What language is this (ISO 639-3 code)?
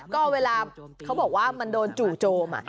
tha